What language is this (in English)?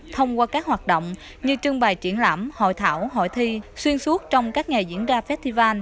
Vietnamese